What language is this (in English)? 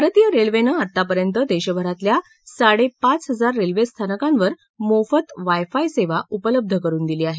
Marathi